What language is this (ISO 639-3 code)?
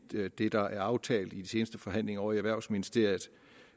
dan